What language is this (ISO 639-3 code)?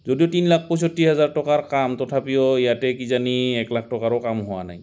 asm